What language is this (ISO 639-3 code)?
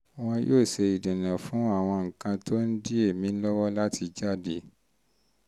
yor